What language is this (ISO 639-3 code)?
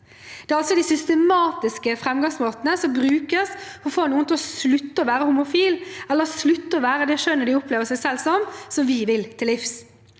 nor